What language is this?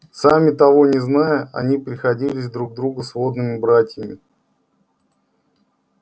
Russian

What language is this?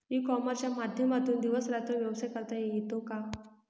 Marathi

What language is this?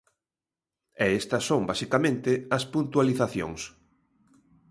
Galician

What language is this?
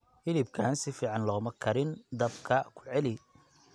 Somali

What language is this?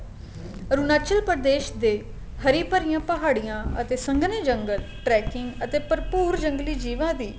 Punjabi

